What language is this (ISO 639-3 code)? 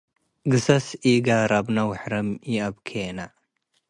tig